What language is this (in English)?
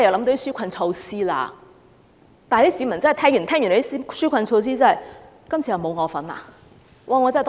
Cantonese